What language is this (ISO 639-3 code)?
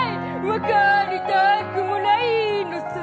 jpn